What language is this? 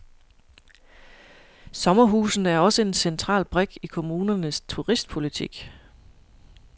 Danish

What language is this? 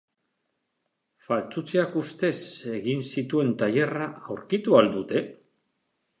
Basque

